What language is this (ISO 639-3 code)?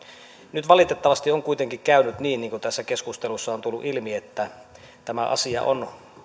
fin